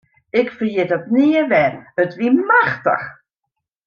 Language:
Western Frisian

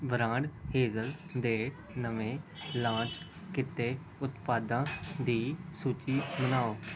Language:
Punjabi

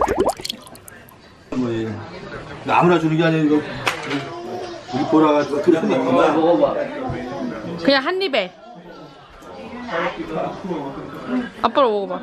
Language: Korean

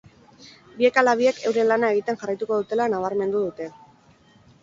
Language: Basque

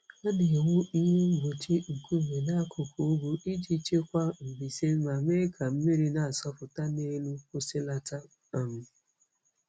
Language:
Igbo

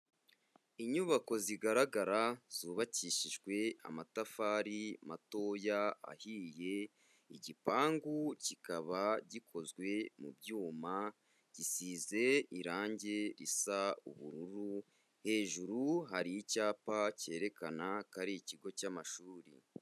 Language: Kinyarwanda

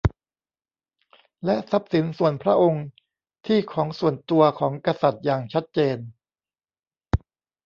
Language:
Thai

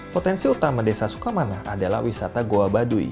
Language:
Indonesian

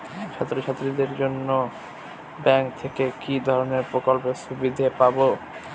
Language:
Bangla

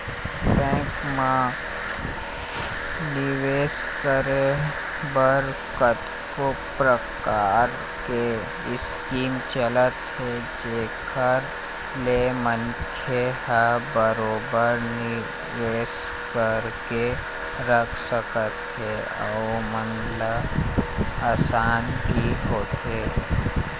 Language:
Chhattisgarhi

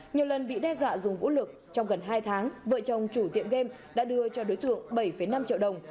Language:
Vietnamese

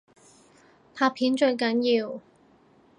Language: Cantonese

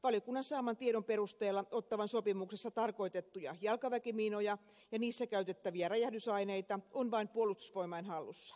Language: Finnish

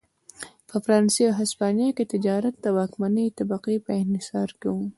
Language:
Pashto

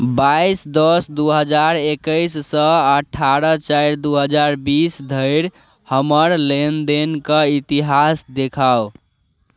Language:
Maithili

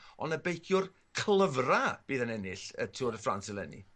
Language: Welsh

